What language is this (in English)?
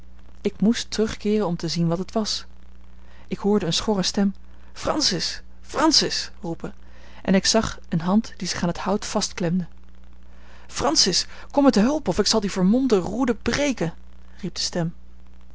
Dutch